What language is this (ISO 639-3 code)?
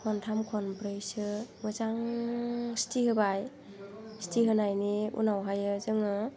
brx